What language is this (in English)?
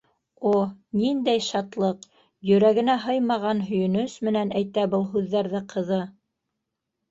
Bashkir